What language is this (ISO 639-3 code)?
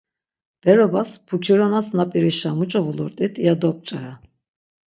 lzz